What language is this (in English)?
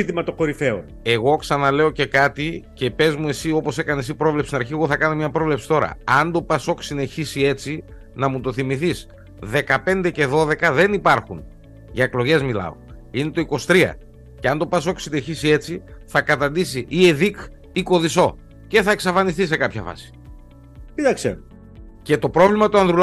Greek